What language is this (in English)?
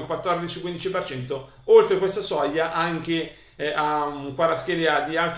Italian